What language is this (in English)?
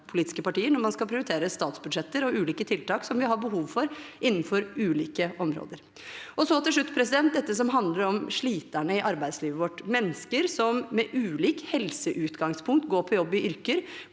Norwegian